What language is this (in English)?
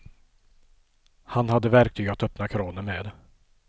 Swedish